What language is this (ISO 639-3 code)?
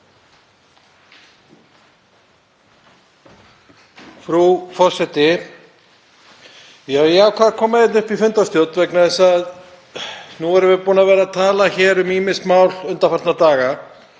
isl